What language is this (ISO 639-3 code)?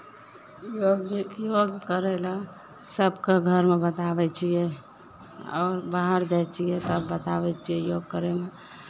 mai